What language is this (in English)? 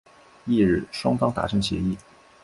Chinese